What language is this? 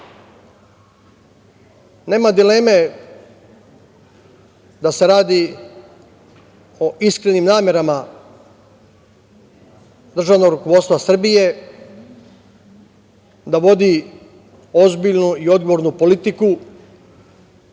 Serbian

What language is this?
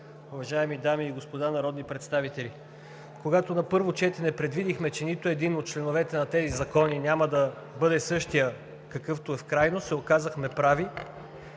Bulgarian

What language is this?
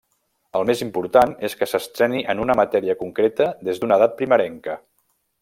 Catalan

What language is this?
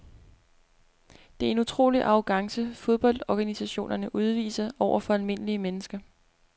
Danish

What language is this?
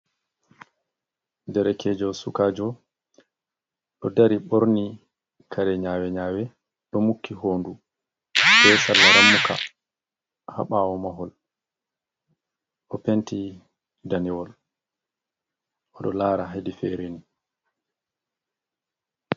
Fula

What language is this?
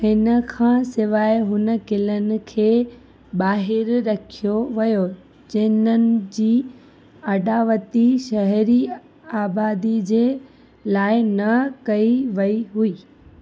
Sindhi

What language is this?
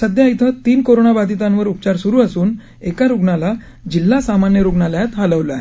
Marathi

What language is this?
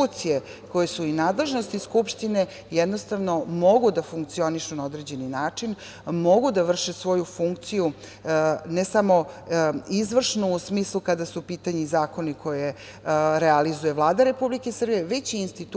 Serbian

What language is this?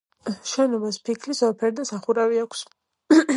Georgian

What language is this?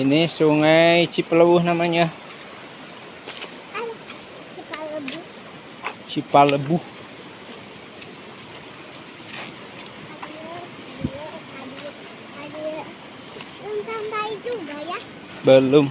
Indonesian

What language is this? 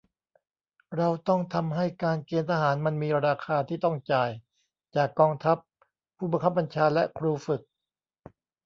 Thai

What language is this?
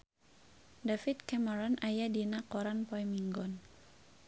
Sundanese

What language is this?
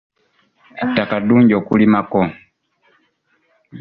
Ganda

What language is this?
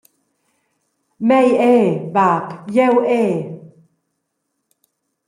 Romansh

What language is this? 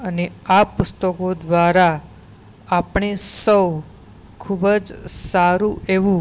Gujarati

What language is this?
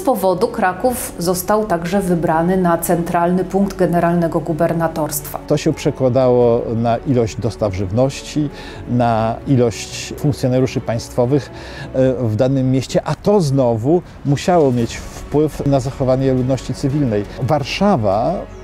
Polish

